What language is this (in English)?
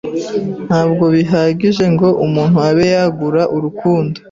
Kinyarwanda